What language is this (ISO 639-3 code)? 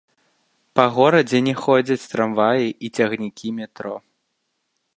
bel